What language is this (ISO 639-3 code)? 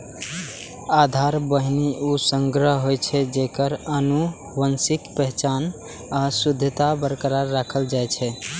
mai